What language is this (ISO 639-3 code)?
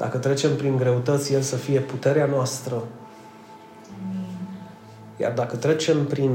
ron